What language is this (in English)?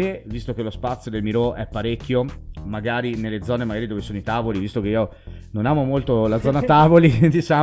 Italian